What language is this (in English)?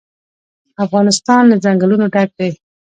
Pashto